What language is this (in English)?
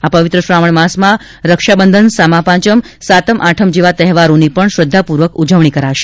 Gujarati